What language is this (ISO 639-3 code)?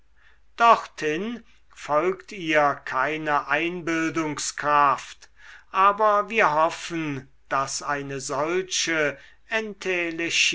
deu